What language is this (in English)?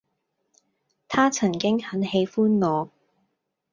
Cantonese